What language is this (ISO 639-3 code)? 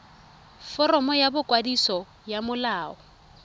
tsn